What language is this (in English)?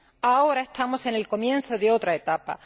Spanish